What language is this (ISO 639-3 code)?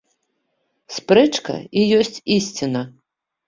bel